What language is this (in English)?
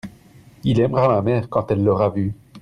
French